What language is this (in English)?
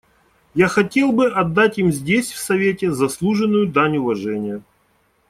Russian